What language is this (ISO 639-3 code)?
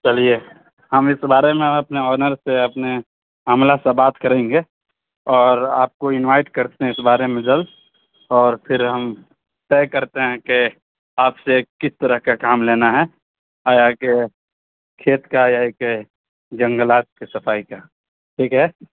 urd